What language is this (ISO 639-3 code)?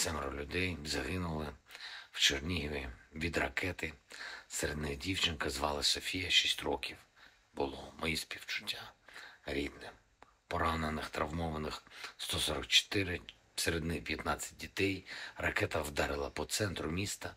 ukr